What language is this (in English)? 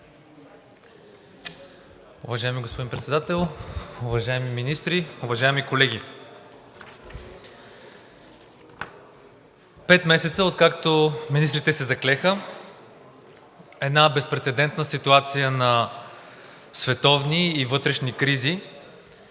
Bulgarian